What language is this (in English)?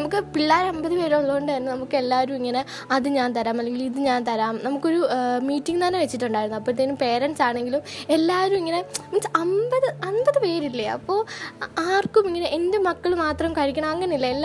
Malayalam